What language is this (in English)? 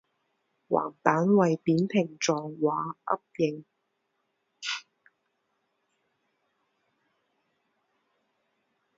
Chinese